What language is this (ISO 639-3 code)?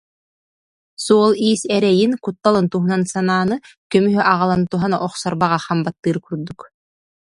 sah